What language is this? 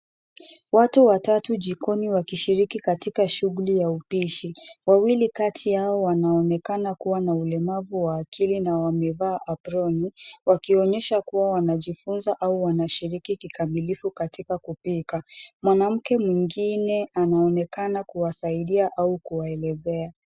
Swahili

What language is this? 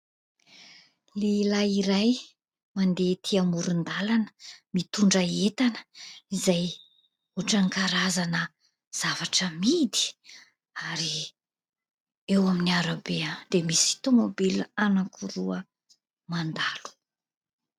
Malagasy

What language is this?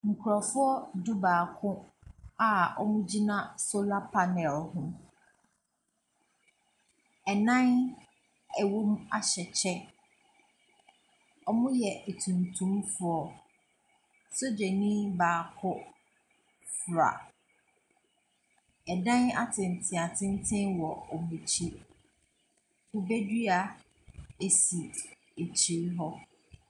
Akan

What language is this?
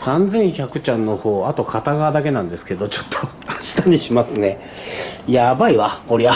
Japanese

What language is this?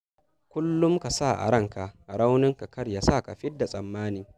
Hausa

